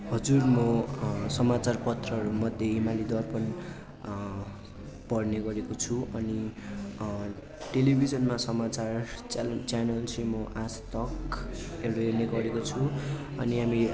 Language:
Nepali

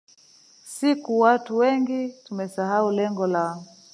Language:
Swahili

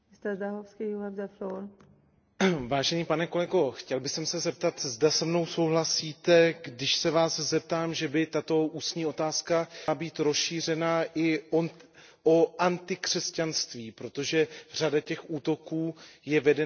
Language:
Czech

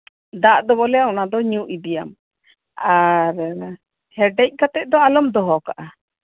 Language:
Santali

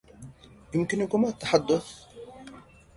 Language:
Arabic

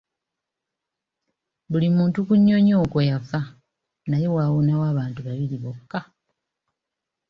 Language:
Ganda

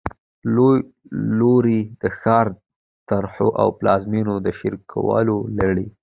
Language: Pashto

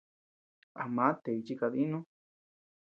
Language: Tepeuxila Cuicatec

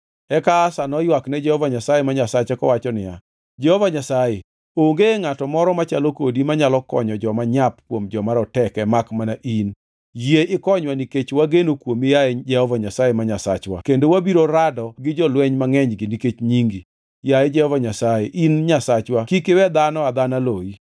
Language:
Luo (Kenya and Tanzania)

